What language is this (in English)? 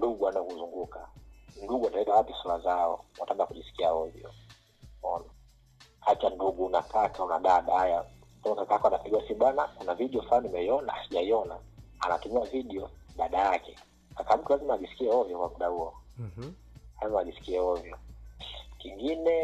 Swahili